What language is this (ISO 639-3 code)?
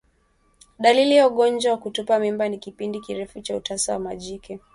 swa